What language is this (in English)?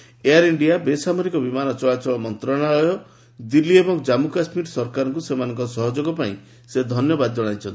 Odia